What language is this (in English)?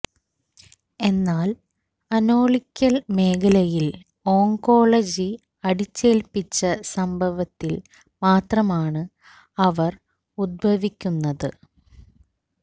Malayalam